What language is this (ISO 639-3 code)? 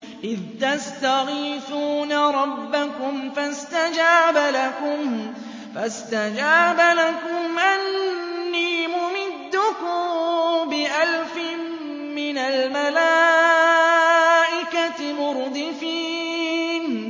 ara